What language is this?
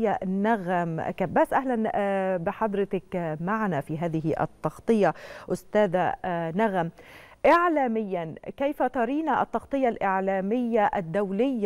Arabic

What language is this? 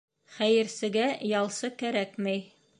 Bashkir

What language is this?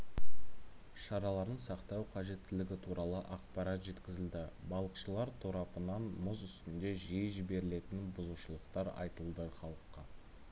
Kazakh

